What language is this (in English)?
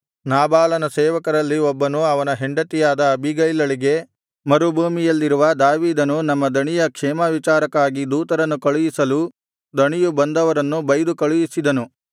Kannada